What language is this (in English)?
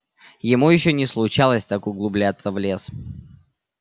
Russian